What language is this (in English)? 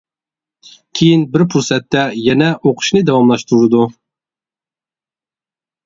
Uyghur